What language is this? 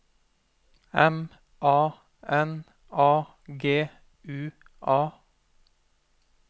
Norwegian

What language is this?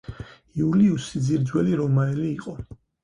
Georgian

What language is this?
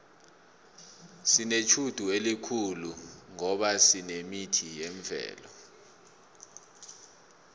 South Ndebele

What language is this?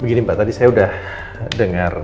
Indonesian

